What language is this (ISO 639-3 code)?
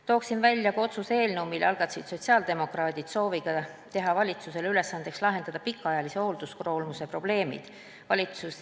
est